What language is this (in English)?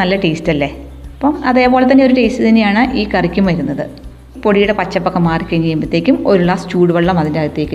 Malayalam